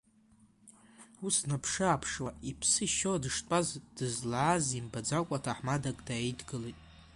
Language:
Abkhazian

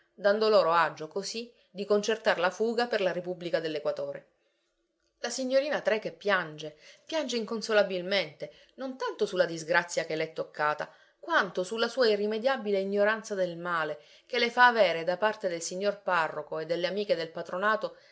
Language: Italian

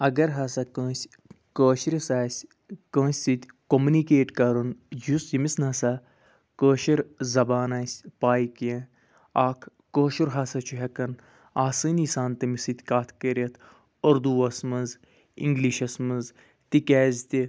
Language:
Kashmiri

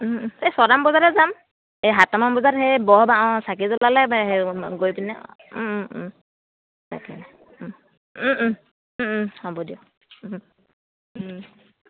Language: Assamese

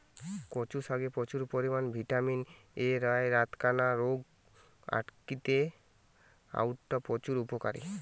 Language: Bangla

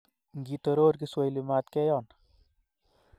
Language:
Kalenjin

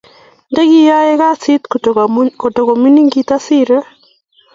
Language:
Kalenjin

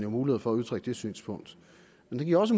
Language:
Danish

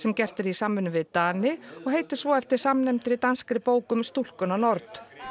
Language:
Icelandic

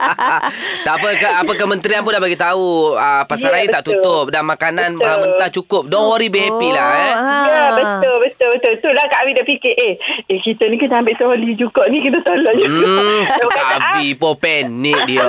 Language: Malay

